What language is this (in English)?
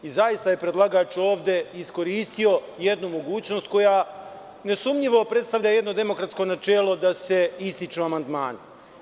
Serbian